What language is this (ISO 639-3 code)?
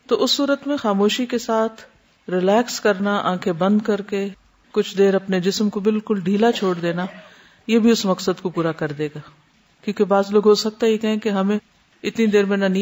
hin